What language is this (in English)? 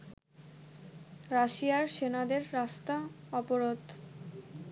Bangla